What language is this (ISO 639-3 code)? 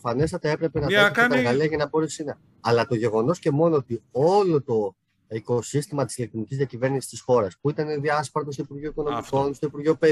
ell